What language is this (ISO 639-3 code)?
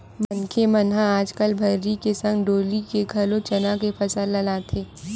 hne